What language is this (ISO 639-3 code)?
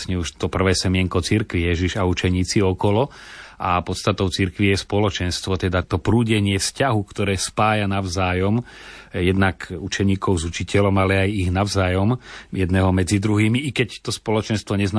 slk